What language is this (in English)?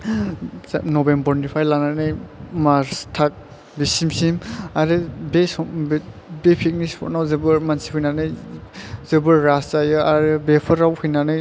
Bodo